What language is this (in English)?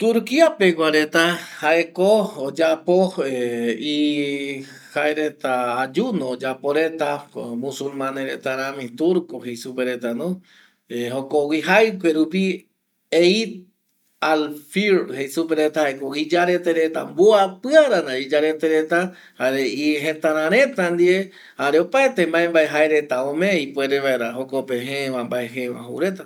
Eastern Bolivian Guaraní